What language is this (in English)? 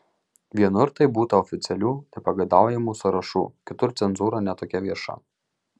Lithuanian